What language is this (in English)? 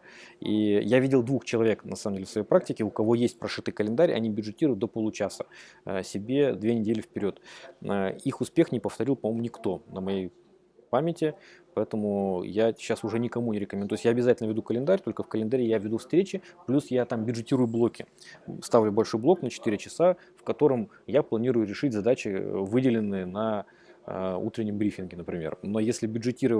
Russian